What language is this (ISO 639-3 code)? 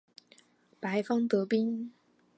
zho